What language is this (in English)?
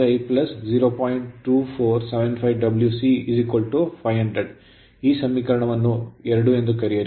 Kannada